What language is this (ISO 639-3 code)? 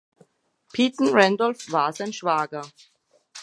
deu